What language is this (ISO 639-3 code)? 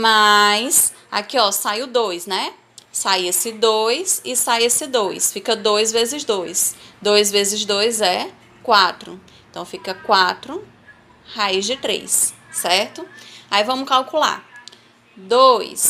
por